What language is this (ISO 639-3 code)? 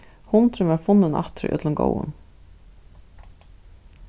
fao